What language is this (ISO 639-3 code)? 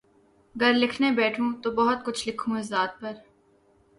urd